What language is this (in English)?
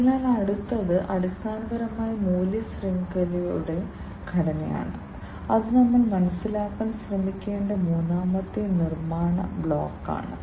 Malayalam